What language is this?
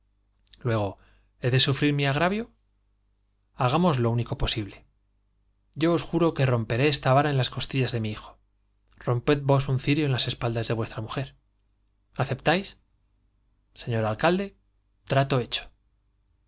Spanish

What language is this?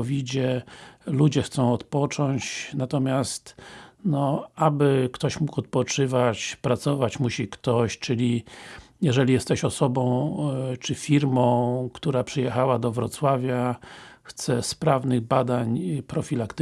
Polish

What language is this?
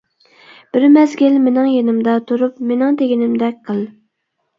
Uyghur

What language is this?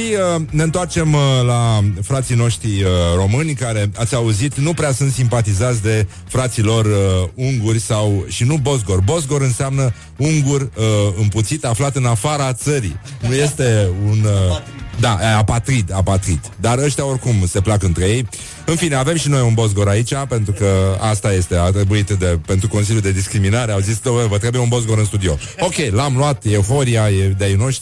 Romanian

